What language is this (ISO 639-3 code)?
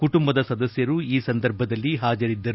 kan